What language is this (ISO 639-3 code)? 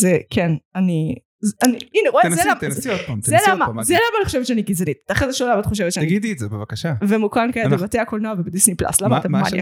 heb